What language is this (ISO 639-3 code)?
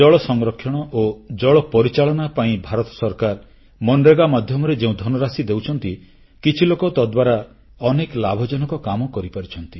ori